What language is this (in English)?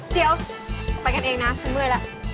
Thai